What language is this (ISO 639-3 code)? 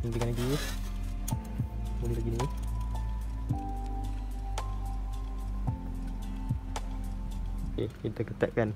msa